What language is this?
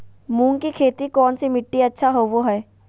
Magahi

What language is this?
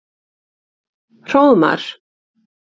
Icelandic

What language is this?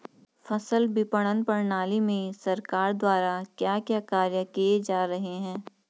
Hindi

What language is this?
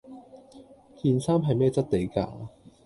Cantonese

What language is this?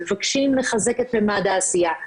Hebrew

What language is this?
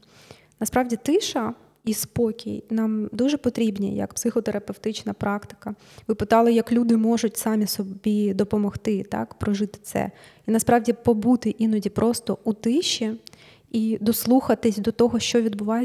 Ukrainian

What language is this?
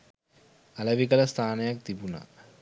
Sinhala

